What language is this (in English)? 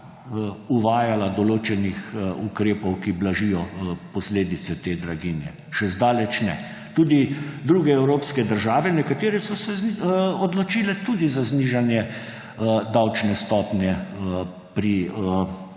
Slovenian